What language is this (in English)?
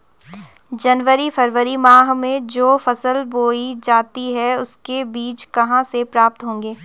Hindi